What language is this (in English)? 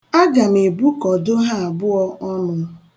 Igbo